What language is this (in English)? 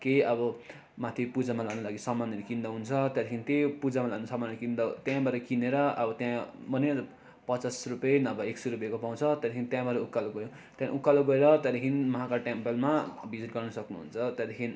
Nepali